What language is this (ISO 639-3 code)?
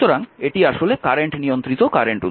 ben